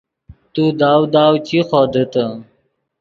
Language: Yidgha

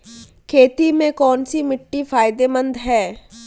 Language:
Hindi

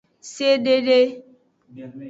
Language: Aja (Benin)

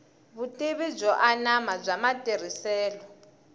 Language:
Tsonga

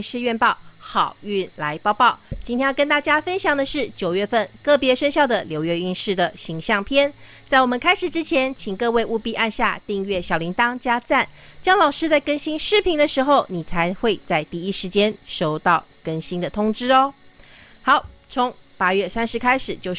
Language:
Chinese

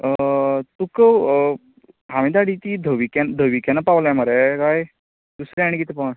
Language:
Konkani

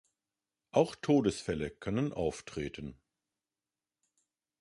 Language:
German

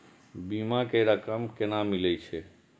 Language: Maithili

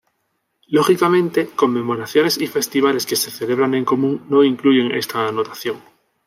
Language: Spanish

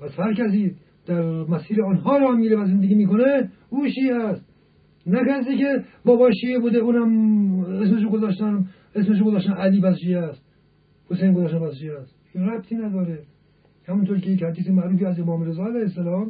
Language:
Persian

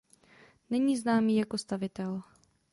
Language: Czech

